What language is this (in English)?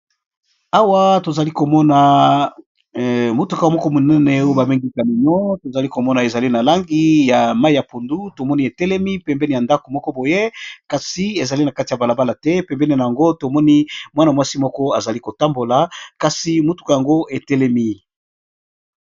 Lingala